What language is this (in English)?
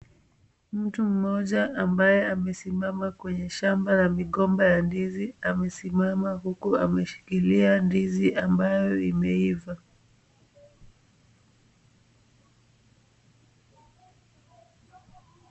Swahili